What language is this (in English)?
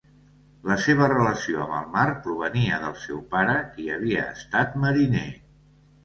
Catalan